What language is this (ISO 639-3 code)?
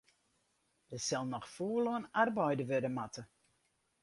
fry